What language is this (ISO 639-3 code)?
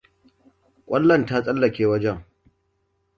hau